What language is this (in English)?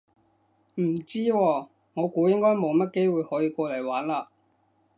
Cantonese